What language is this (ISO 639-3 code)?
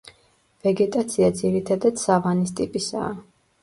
kat